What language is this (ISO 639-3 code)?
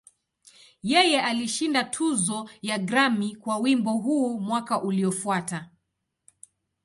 swa